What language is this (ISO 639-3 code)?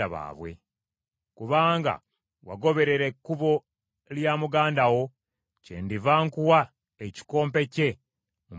lug